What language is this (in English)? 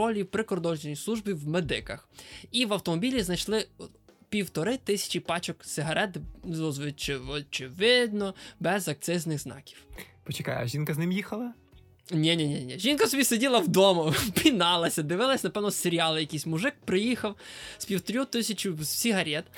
Ukrainian